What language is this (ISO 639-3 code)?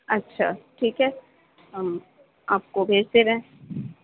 urd